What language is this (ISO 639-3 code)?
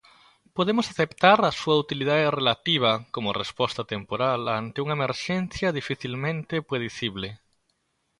glg